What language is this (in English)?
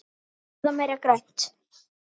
Icelandic